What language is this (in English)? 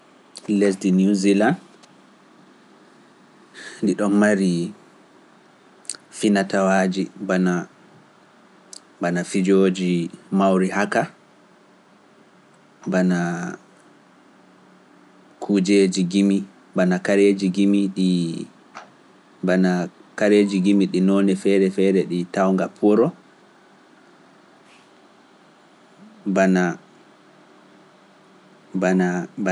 Pular